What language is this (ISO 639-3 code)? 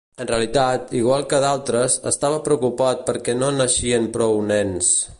cat